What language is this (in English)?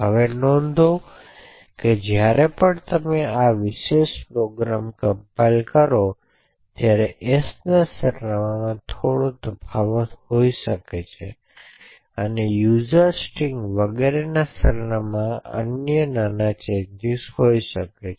Gujarati